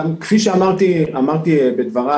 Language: Hebrew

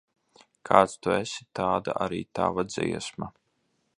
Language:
Latvian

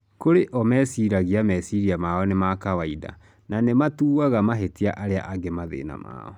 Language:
Kikuyu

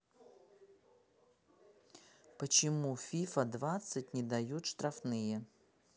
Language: Russian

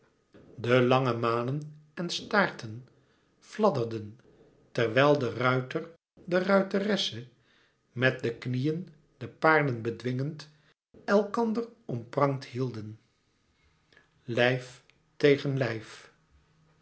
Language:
Dutch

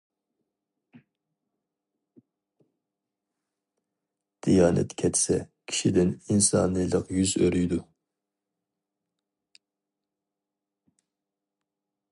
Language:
Uyghur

